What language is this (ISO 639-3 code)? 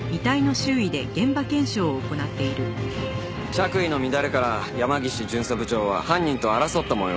jpn